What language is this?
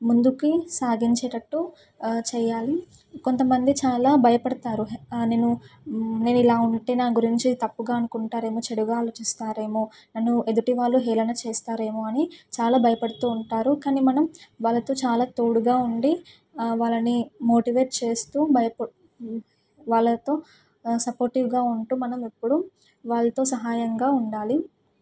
Telugu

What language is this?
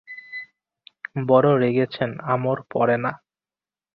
Bangla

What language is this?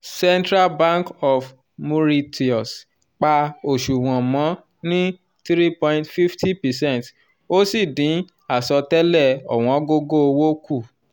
Yoruba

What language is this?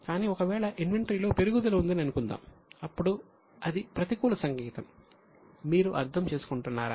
Telugu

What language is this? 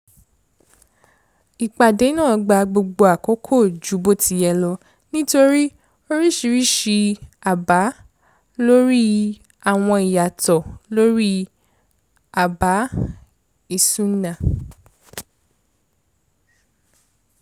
Yoruba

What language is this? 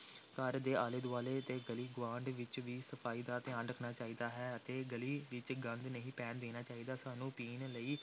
Punjabi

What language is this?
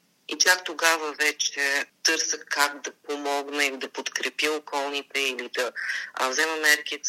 Bulgarian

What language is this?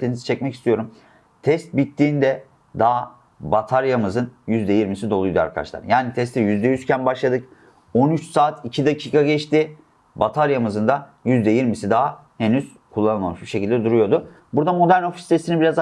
Turkish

